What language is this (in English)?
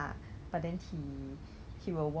English